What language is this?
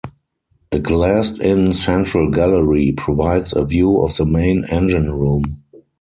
English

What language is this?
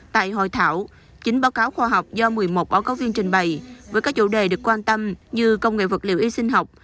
Vietnamese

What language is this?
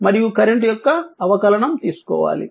Telugu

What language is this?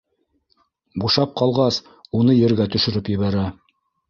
Bashkir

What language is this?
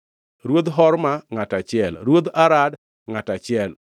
Luo (Kenya and Tanzania)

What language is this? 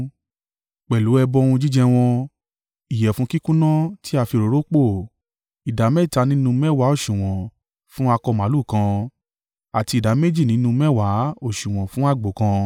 Yoruba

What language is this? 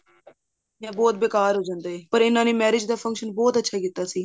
Punjabi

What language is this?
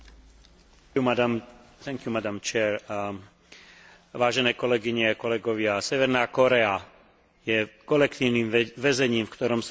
Slovak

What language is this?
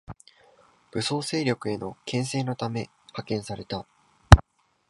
Japanese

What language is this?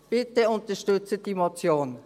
Swiss German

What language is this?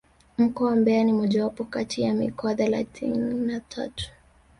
Swahili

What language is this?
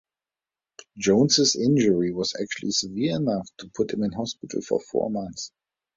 English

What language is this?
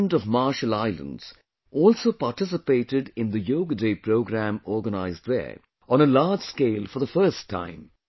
English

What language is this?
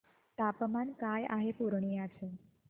Marathi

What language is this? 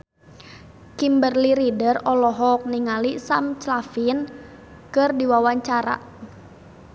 Sundanese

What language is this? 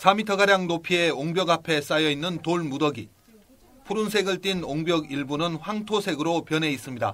Korean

